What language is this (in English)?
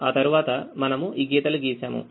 Telugu